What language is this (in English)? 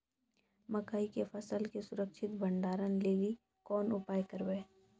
Maithili